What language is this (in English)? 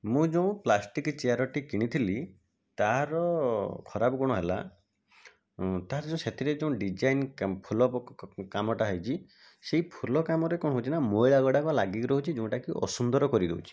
Odia